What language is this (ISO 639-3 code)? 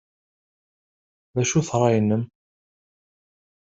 kab